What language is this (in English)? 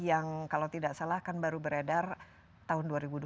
Indonesian